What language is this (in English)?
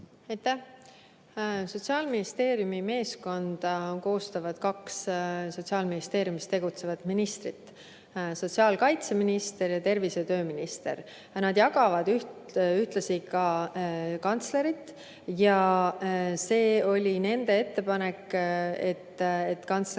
Estonian